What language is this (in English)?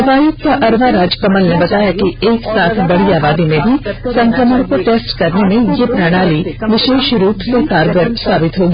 Hindi